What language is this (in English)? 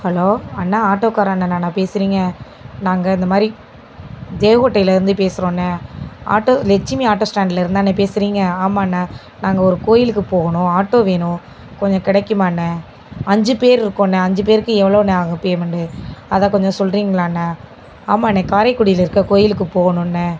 Tamil